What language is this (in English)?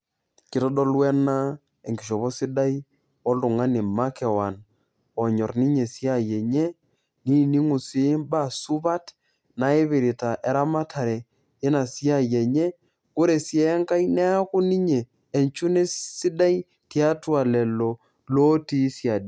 Masai